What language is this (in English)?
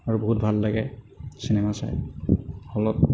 Assamese